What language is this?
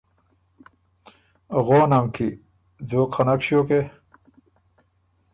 Ormuri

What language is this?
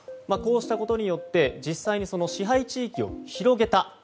Japanese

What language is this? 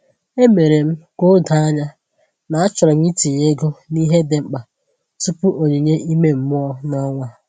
Igbo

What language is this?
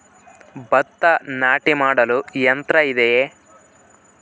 Kannada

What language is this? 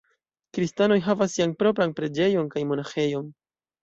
Esperanto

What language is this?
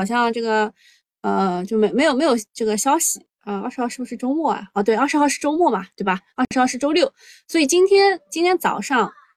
Chinese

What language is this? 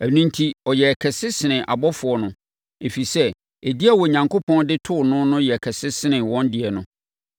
Akan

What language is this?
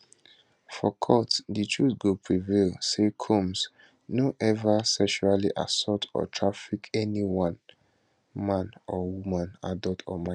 Nigerian Pidgin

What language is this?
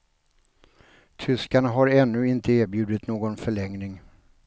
Swedish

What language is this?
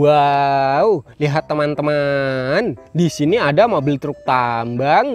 Indonesian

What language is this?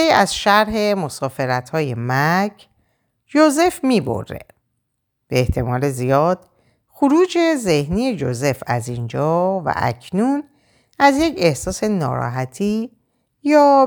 Persian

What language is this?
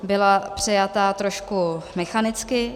Czech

